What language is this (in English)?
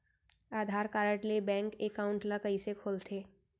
Chhattisgarhi